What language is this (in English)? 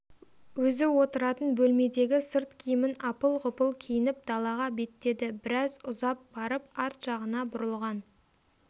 Kazakh